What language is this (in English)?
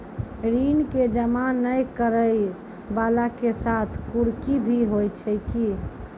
Maithili